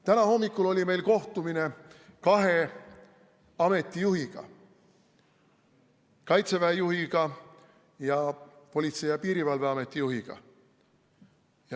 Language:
Estonian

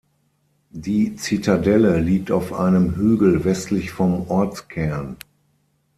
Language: German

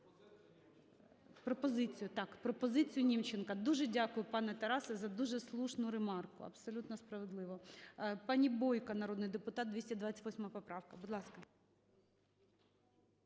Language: Ukrainian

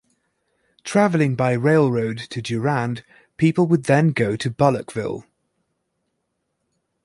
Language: English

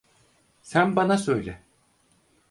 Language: Turkish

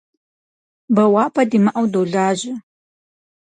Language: Kabardian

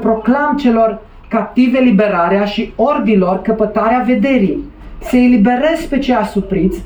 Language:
Romanian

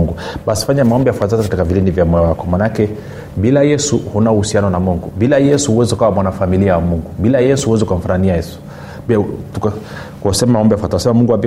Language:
Swahili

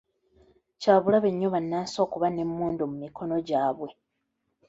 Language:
Ganda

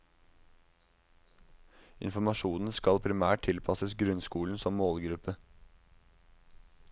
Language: Norwegian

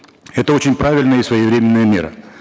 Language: Kazakh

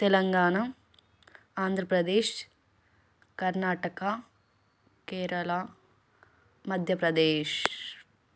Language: Telugu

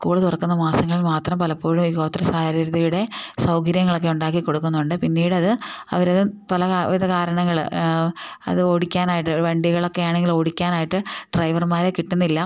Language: Malayalam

